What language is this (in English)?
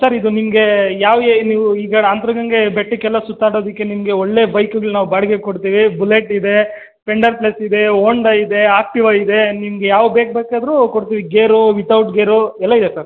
Kannada